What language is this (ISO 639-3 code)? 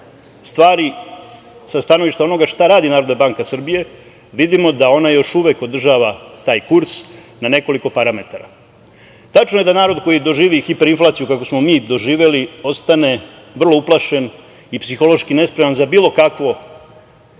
srp